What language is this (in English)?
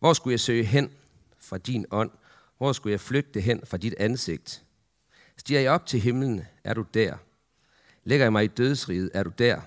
Danish